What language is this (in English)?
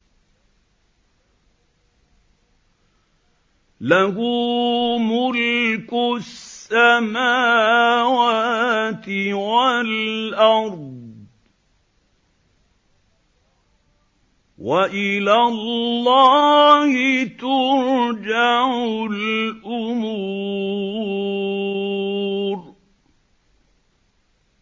Arabic